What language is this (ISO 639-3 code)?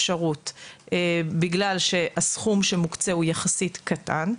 heb